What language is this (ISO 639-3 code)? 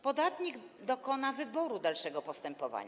pol